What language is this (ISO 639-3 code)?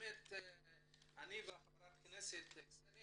heb